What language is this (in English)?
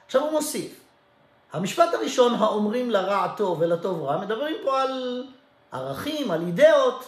Hebrew